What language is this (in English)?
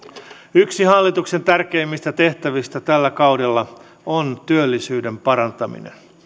Finnish